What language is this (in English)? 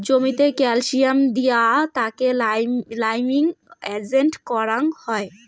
Bangla